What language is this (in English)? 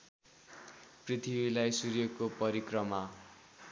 Nepali